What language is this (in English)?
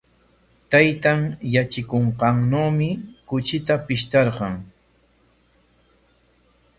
Corongo Ancash Quechua